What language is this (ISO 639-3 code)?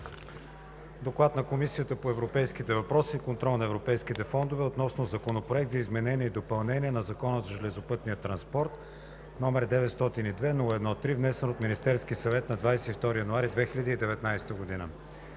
bul